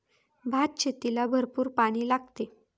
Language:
Marathi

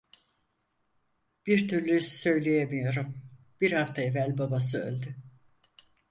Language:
Turkish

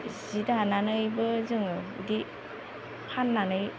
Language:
Bodo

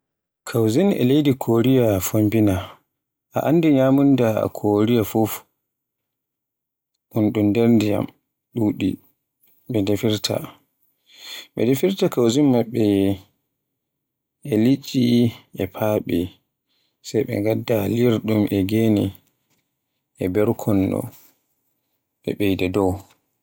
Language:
Borgu Fulfulde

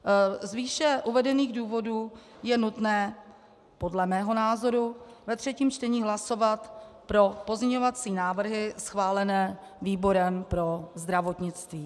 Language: Czech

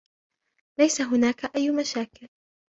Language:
Arabic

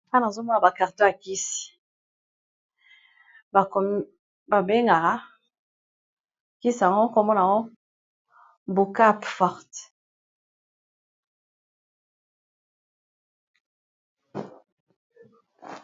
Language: Lingala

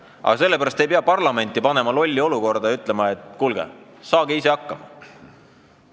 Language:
Estonian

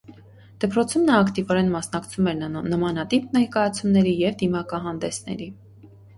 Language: Armenian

